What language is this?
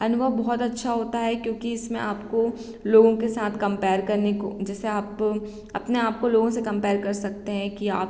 Hindi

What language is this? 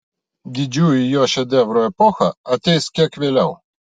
Lithuanian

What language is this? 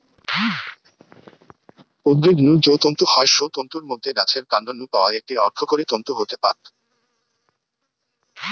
Bangla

